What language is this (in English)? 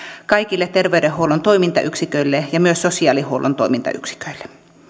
Finnish